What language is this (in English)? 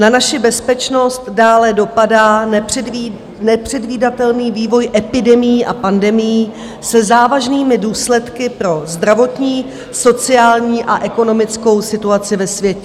Czech